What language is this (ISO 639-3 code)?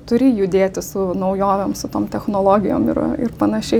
lit